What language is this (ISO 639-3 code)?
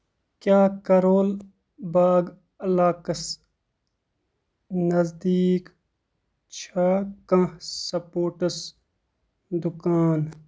kas